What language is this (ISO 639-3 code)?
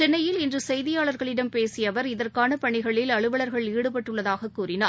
tam